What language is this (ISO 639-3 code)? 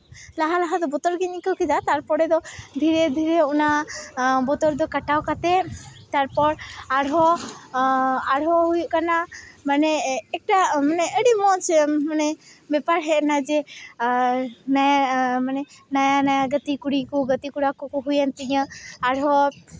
sat